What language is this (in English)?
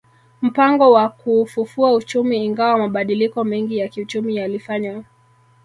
Swahili